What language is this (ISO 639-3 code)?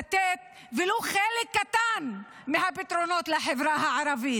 heb